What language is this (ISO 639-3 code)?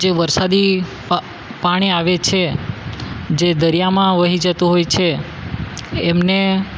guj